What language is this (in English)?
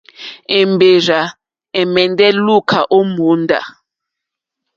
Mokpwe